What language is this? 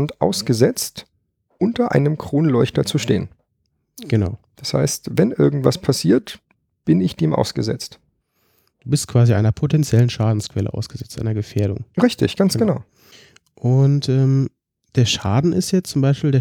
German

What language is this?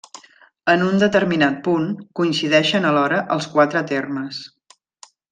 Catalan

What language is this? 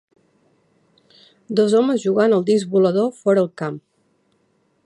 Catalan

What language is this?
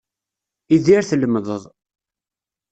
Kabyle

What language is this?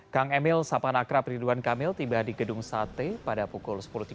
Indonesian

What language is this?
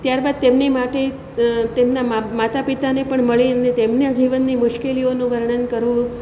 Gujarati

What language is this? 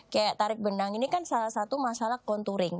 Indonesian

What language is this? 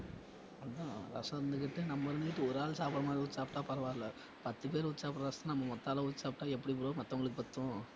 Tamil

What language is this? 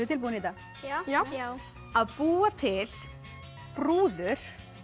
Icelandic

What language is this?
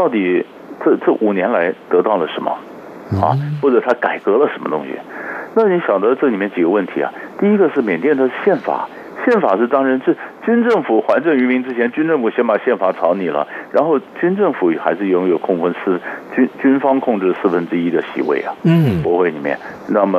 Chinese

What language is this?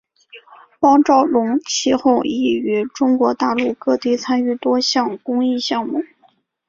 Chinese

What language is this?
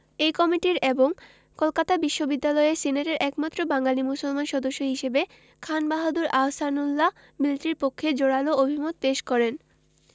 Bangla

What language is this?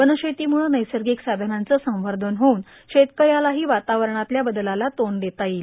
Marathi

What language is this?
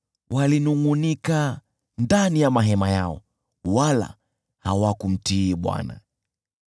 Swahili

